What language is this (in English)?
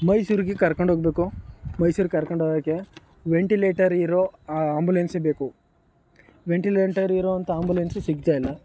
Kannada